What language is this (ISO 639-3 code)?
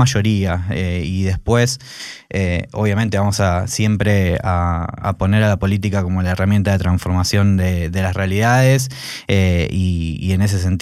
spa